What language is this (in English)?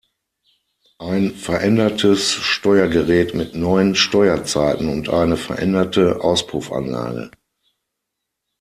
German